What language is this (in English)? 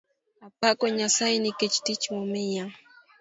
Luo (Kenya and Tanzania)